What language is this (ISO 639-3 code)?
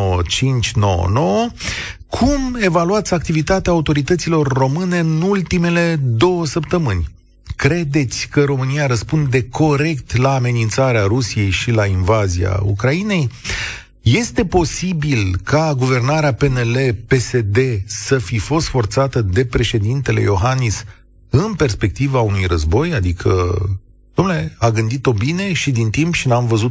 ron